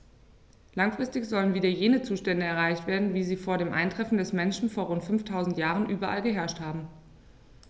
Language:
German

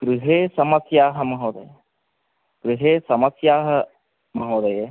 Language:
Sanskrit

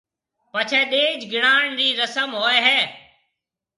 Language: Marwari (Pakistan)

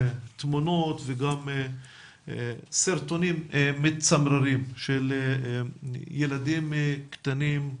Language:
Hebrew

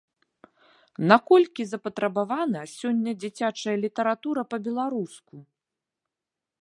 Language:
Belarusian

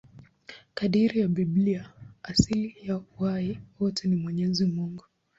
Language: Swahili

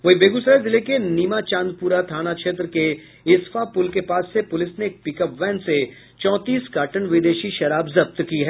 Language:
Hindi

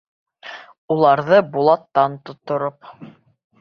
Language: Bashkir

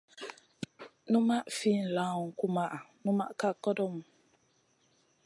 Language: Masana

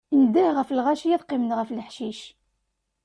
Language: Kabyle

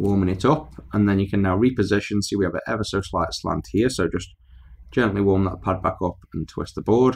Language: English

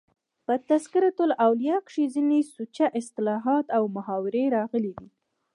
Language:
Pashto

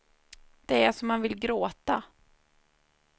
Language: Swedish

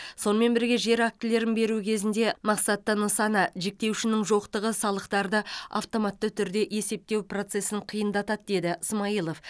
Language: Kazakh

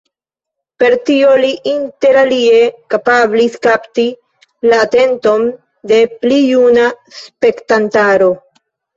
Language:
Esperanto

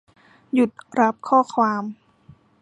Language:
Thai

